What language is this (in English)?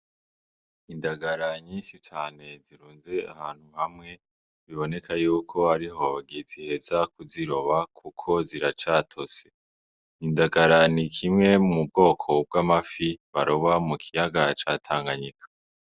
Rundi